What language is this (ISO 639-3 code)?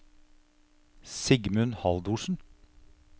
nor